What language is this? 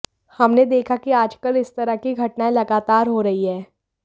Hindi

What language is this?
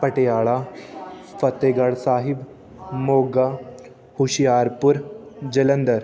Punjabi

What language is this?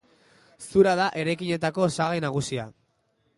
Basque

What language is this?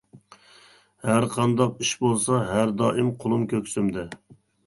Uyghur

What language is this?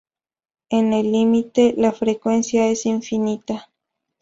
Spanish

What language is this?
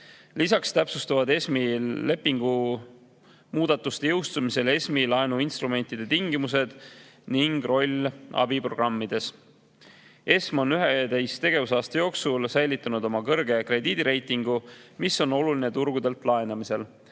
Estonian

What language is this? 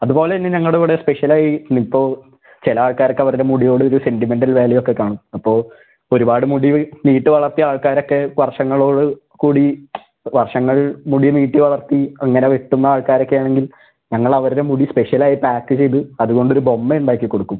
Malayalam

